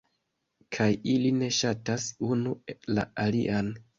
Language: Esperanto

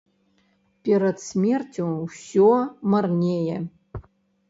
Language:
Belarusian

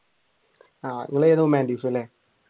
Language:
Malayalam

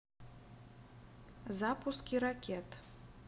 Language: Russian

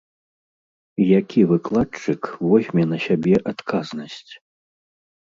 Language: Belarusian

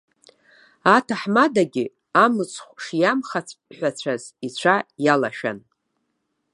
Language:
Abkhazian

